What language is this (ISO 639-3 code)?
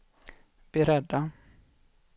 swe